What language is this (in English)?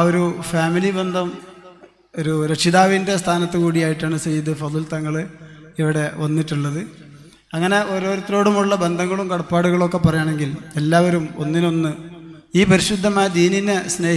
Malayalam